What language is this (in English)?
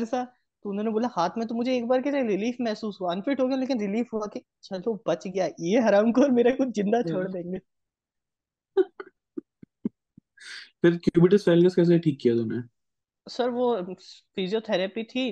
Hindi